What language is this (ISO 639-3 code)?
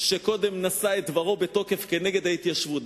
heb